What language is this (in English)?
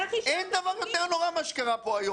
Hebrew